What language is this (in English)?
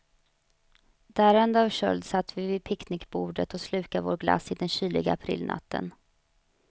Swedish